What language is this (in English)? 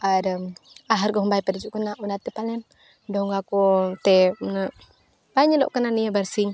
Santali